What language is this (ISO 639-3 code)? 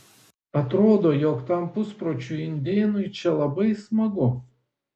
lit